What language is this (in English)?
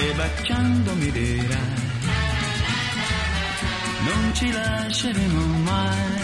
Greek